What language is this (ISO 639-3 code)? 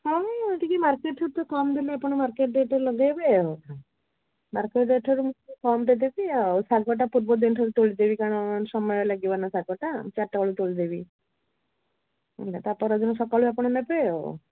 ori